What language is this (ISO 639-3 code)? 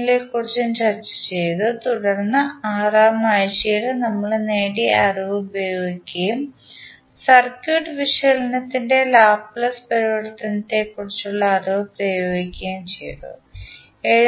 mal